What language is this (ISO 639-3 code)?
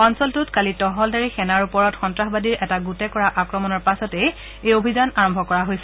asm